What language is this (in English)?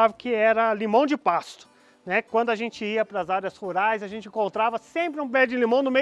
Portuguese